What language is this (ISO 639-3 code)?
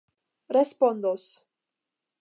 epo